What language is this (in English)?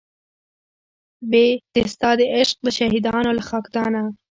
Pashto